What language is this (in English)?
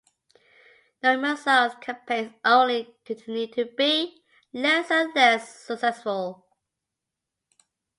English